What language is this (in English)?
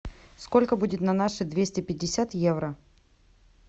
Russian